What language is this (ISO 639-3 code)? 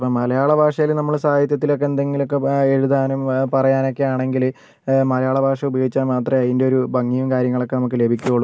mal